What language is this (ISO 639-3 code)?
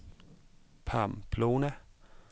dan